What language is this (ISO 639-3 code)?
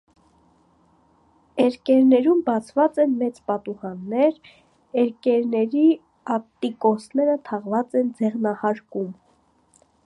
hye